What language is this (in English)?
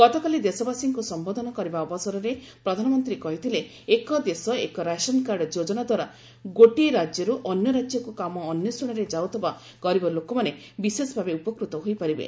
Odia